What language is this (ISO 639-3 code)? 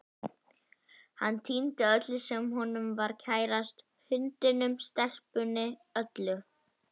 isl